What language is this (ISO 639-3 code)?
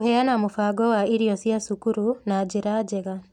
kik